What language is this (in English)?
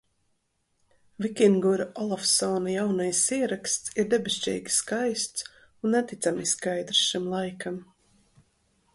Latvian